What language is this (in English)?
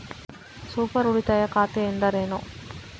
Kannada